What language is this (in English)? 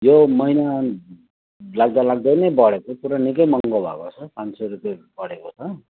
Nepali